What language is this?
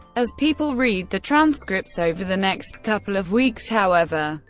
English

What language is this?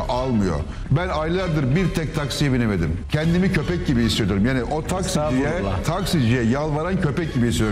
Turkish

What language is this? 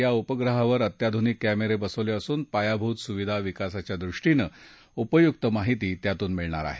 Marathi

